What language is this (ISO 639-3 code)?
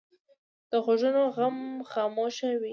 pus